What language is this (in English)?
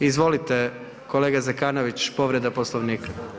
Croatian